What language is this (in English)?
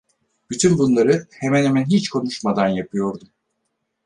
Turkish